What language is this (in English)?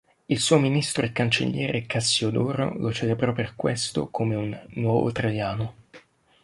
Italian